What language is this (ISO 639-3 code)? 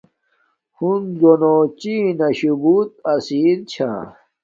dmk